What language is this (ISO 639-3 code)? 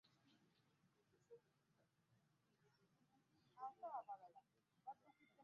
lug